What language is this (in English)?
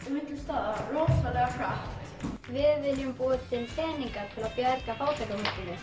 Icelandic